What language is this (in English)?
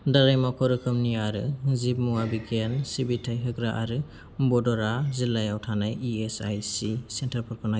Bodo